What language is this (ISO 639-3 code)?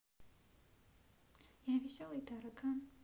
rus